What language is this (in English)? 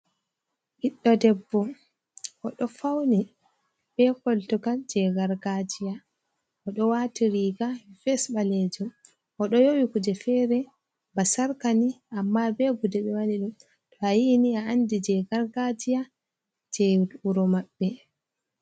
Fula